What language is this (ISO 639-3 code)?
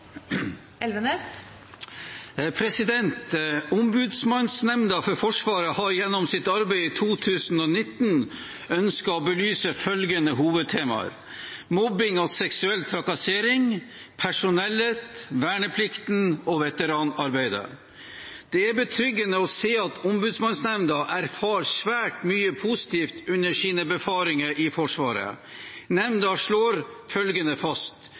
nob